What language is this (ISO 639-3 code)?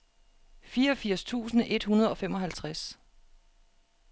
dan